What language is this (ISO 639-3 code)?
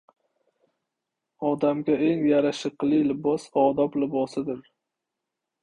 uzb